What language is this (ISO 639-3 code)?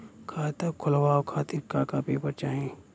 bho